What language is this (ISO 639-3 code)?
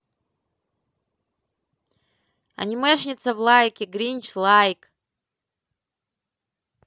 rus